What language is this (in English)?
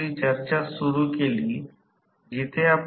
Marathi